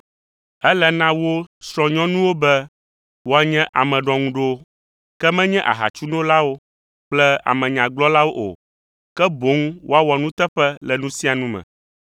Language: Ewe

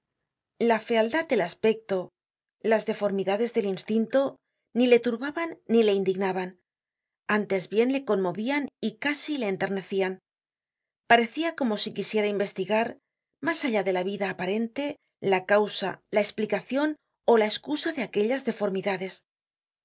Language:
Spanish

